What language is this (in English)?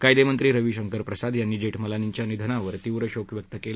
Marathi